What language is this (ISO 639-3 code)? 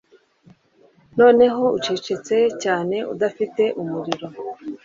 kin